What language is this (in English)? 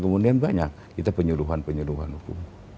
Indonesian